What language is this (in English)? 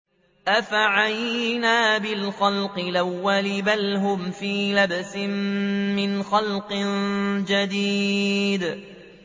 Arabic